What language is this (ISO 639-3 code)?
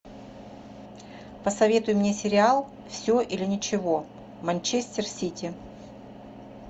rus